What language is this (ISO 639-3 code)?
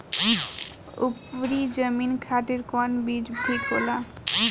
bho